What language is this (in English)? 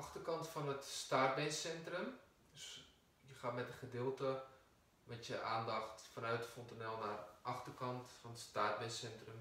Dutch